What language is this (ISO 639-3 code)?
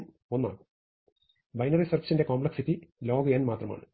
mal